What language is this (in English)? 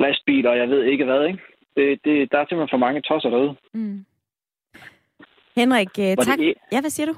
Danish